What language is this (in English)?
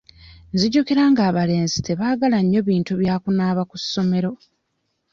Ganda